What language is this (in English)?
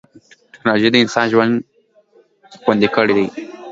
Pashto